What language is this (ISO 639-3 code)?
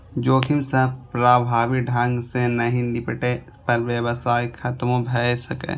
mai